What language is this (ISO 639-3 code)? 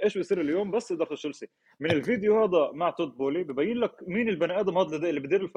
ara